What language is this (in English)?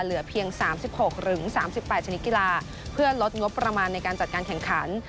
Thai